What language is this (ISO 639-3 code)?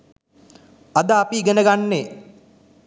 sin